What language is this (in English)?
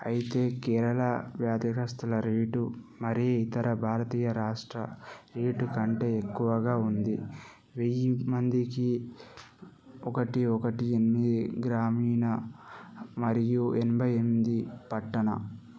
Telugu